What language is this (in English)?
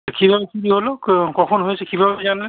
Bangla